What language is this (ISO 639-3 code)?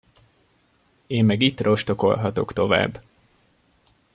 hun